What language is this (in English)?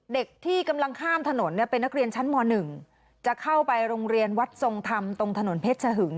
Thai